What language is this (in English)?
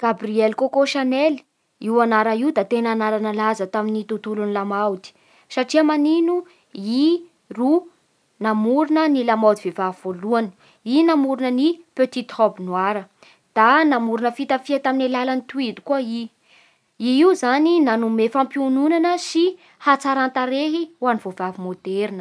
Bara Malagasy